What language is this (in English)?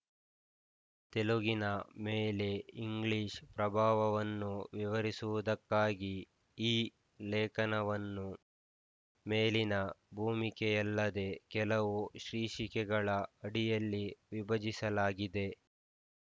Kannada